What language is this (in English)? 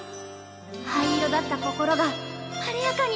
Japanese